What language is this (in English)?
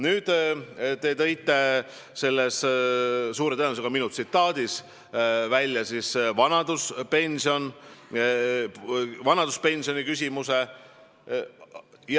Estonian